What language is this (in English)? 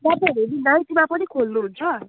Nepali